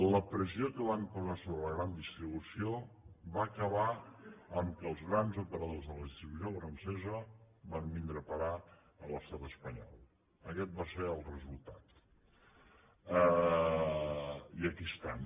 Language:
Catalan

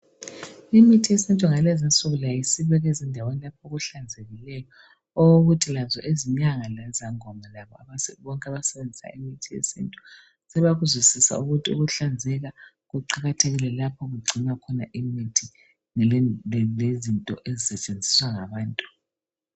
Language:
North Ndebele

